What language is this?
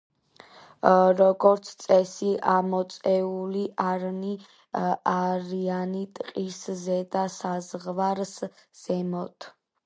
Georgian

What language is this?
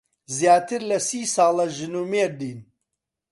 Central Kurdish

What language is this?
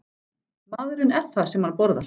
Icelandic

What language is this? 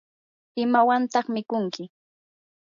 Yanahuanca Pasco Quechua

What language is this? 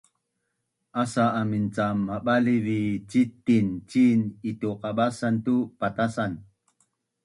Bunun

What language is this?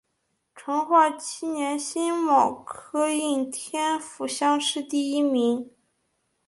Chinese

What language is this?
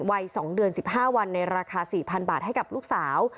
Thai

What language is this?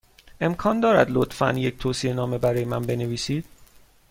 Persian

